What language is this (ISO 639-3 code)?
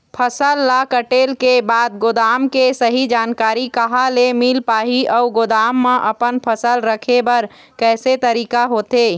hne